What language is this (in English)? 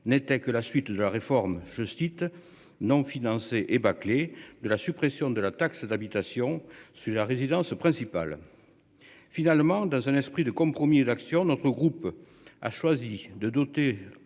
French